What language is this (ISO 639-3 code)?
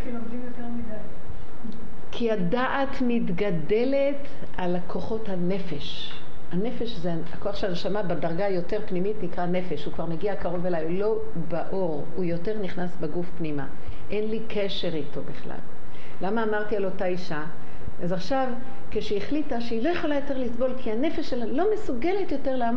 heb